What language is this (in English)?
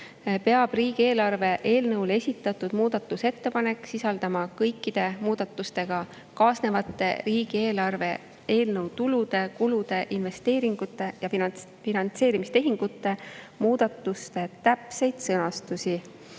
Estonian